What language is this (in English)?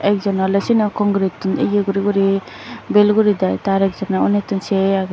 Chakma